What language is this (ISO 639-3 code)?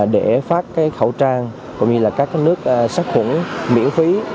vie